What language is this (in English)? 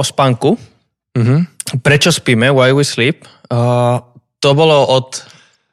Slovak